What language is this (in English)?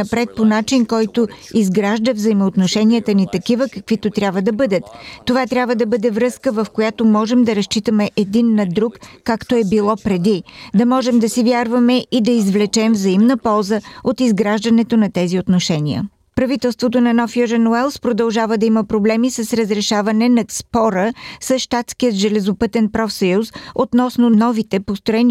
Bulgarian